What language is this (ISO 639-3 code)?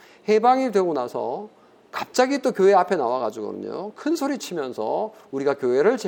kor